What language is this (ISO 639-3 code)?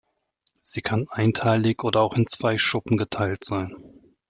deu